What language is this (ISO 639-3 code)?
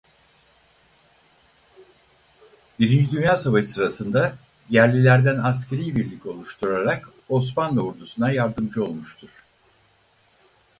tur